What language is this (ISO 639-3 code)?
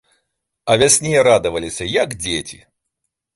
bel